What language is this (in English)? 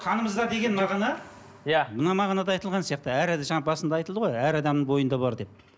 Kazakh